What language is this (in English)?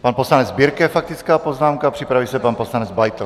Czech